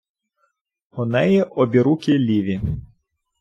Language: Ukrainian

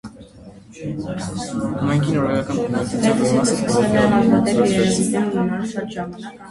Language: Armenian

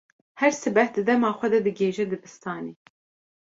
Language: Kurdish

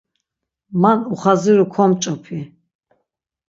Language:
Laz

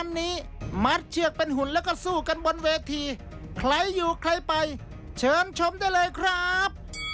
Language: Thai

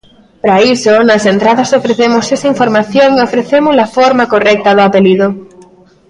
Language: Galician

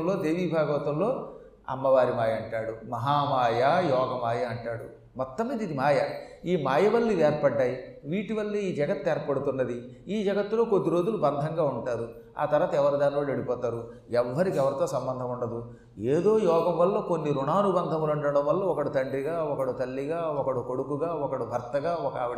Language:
Telugu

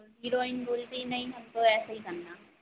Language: Hindi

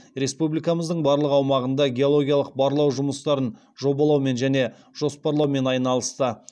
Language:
Kazakh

